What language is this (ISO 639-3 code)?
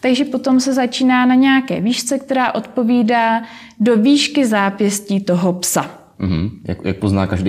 ces